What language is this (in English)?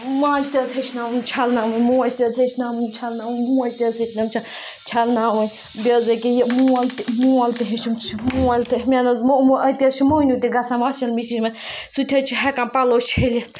Kashmiri